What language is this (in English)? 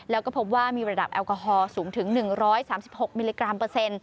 Thai